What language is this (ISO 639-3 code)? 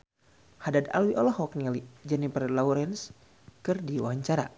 sun